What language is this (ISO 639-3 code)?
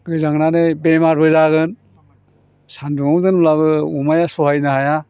brx